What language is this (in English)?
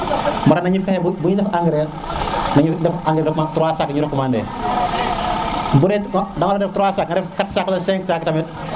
Serer